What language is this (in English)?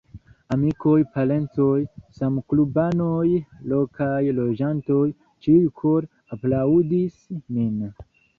Esperanto